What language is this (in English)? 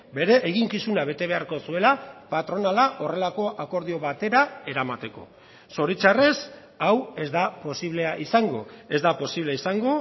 Basque